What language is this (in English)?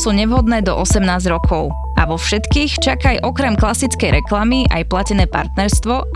Slovak